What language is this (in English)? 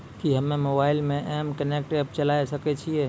Maithili